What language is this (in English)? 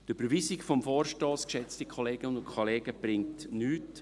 Swiss German